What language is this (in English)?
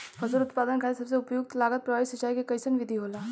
Bhojpuri